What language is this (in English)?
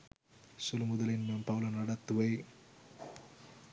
Sinhala